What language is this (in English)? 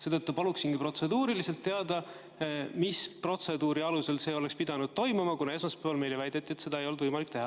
Estonian